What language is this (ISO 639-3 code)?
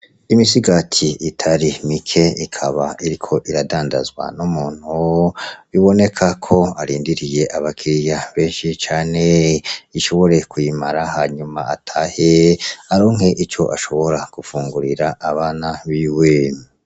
run